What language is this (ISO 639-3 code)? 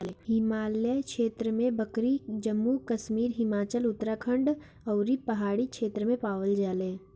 bho